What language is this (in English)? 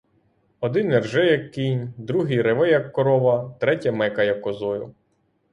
Ukrainian